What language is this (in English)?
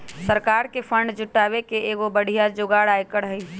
Magahi